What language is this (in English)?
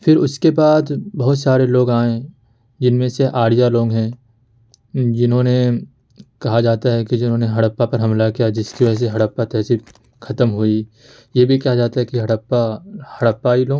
Urdu